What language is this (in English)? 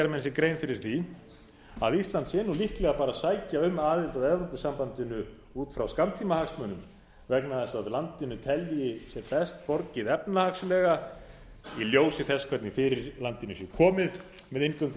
Icelandic